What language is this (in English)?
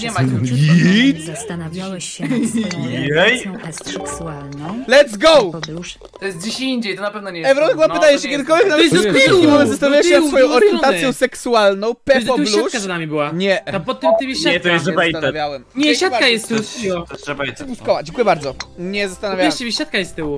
Polish